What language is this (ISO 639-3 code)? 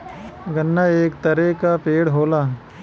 bho